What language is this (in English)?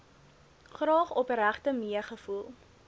Afrikaans